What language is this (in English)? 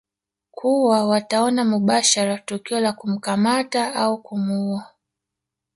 Swahili